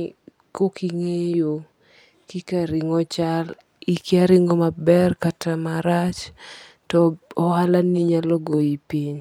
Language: Luo (Kenya and Tanzania)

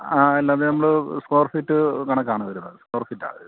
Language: Malayalam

